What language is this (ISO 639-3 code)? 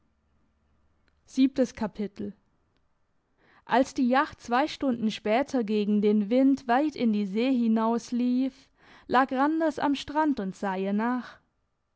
deu